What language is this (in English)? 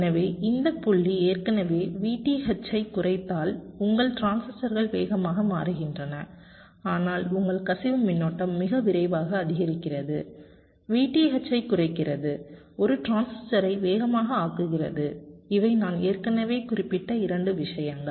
Tamil